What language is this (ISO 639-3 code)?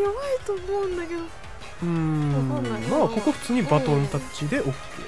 jpn